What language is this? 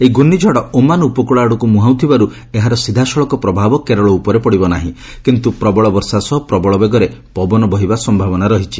Odia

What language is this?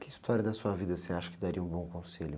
Portuguese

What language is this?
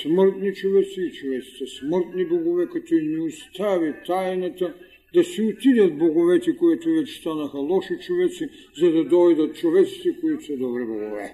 Bulgarian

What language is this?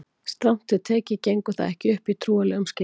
Icelandic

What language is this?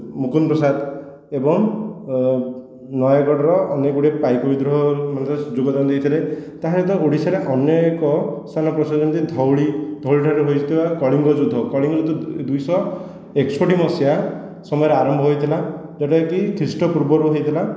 Odia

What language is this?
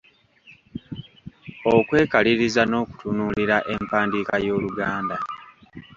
Ganda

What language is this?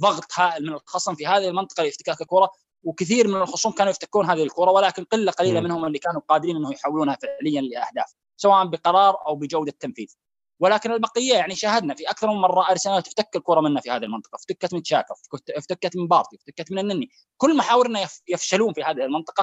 Arabic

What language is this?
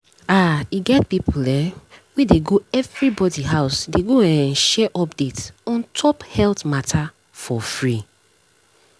Nigerian Pidgin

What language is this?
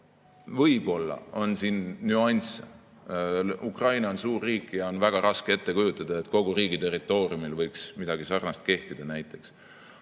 Estonian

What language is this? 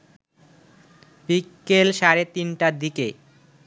Bangla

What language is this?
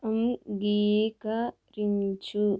Telugu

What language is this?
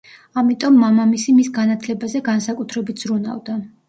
Georgian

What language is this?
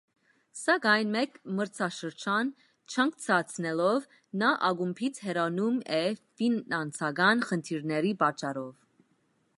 Armenian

